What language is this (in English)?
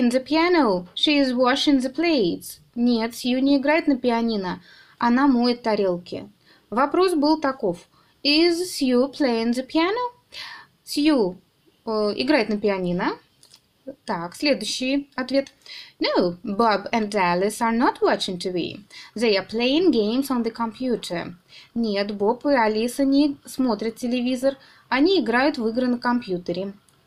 Russian